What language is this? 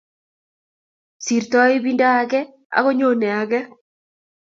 Kalenjin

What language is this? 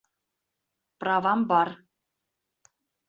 Bashkir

